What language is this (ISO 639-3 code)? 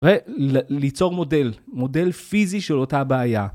heb